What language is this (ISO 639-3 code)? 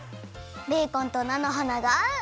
jpn